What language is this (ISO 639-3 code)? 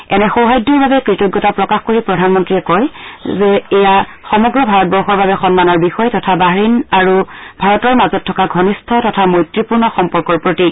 asm